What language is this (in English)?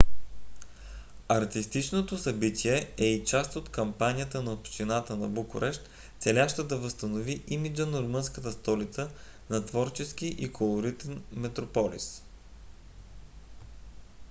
Bulgarian